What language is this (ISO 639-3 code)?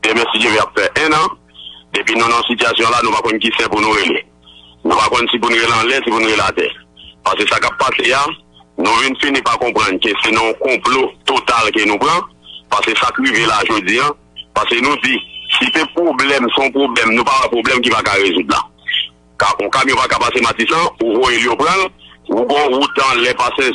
fra